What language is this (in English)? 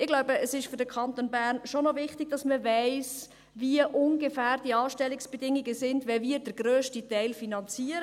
Swiss German